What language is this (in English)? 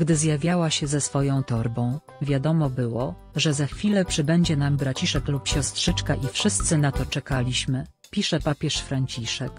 Polish